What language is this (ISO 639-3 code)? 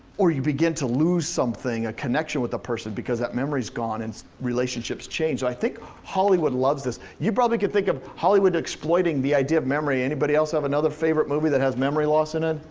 eng